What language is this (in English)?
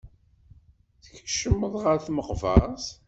Kabyle